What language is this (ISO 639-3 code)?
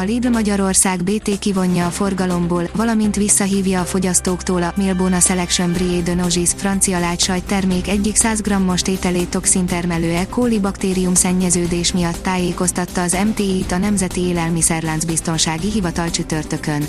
hun